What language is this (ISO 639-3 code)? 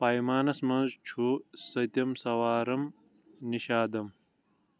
kas